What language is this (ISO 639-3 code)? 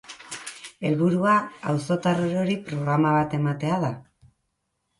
eus